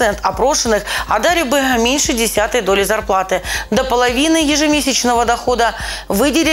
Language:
Russian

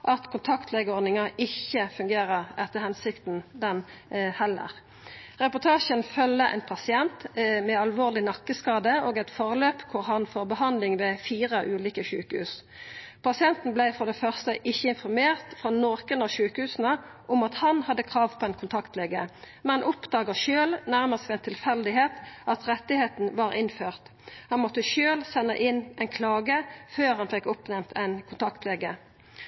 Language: Norwegian Nynorsk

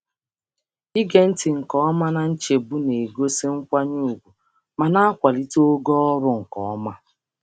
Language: Igbo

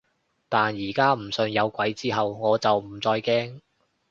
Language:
Cantonese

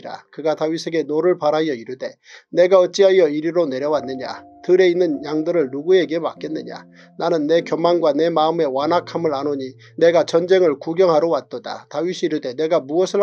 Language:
Korean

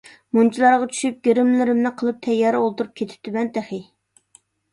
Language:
Uyghur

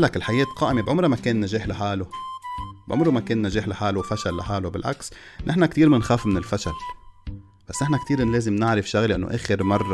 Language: Arabic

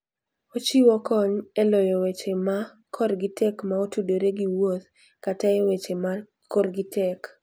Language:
Luo (Kenya and Tanzania)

